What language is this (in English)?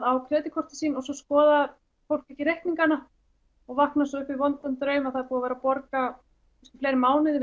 Icelandic